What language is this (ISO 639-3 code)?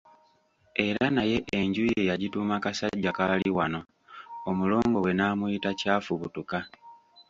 lug